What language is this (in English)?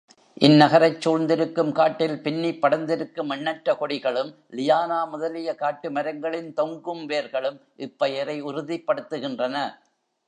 Tamil